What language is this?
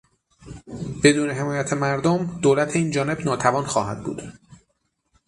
Persian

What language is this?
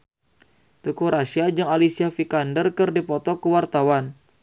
Sundanese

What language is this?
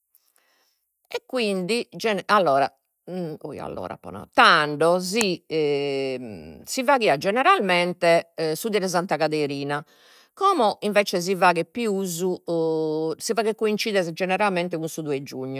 Sardinian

